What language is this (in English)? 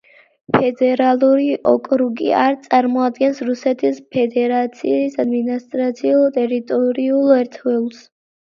Georgian